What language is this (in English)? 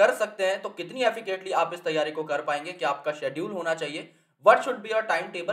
Hindi